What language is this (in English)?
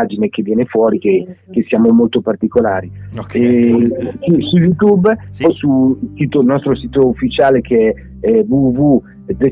Italian